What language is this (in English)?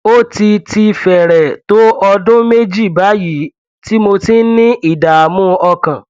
Yoruba